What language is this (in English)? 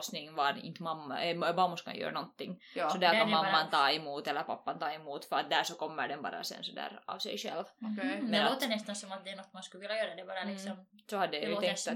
Swedish